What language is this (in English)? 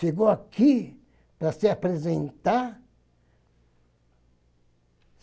Portuguese